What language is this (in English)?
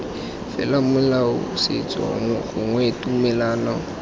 Tswana